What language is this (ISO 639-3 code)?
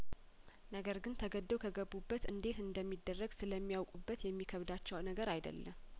amh